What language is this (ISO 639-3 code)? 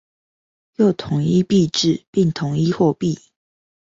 zho